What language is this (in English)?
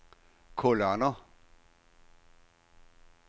Danish